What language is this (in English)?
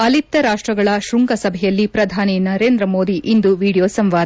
Kannada